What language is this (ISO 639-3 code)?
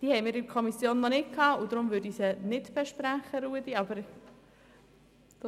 gsw